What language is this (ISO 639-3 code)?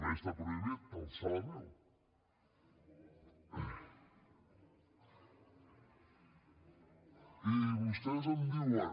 cat